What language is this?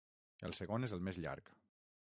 Catalan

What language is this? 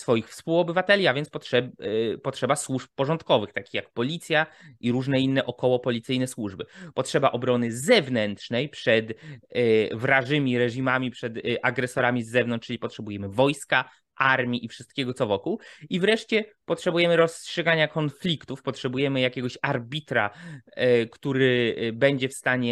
Polish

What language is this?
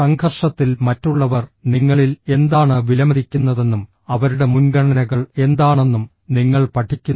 Malayalam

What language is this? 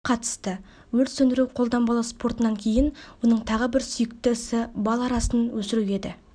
Kazakh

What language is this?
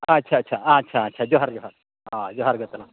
Santali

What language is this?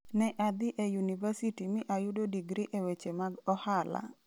Luo (Kenya and Tanzania)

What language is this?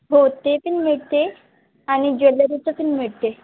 Marathi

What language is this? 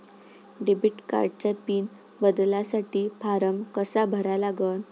Marathi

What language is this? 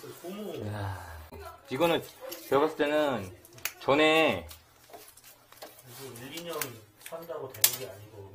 Korean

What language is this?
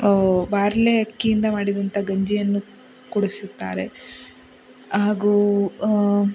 Kannada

